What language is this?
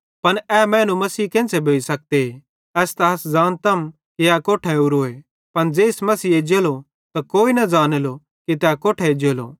Bhadrawahi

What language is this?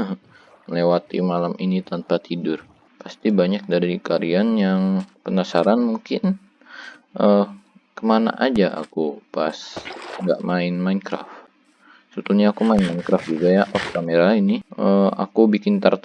Indonesian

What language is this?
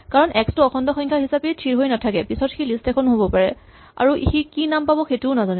Assamese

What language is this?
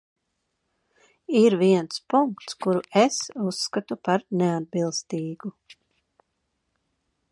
Latvian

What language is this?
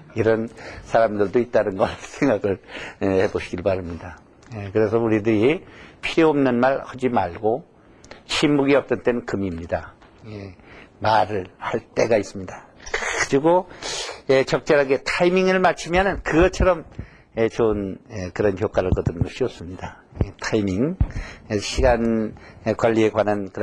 Korean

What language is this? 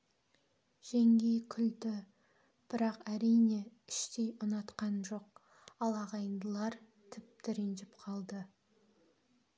Kazakh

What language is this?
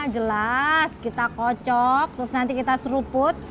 Indonesian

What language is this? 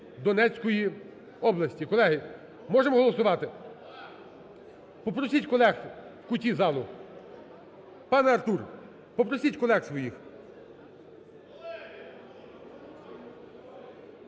Ukrainian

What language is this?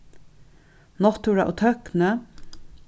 Faroese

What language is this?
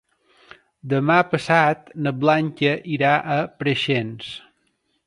Catalan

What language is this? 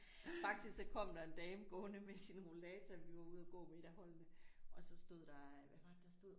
Danish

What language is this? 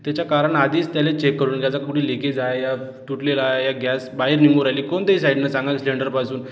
Marathi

